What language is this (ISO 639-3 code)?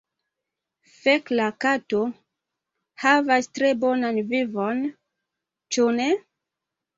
epo